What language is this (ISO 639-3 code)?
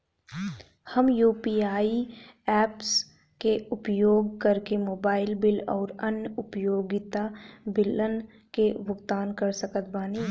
bho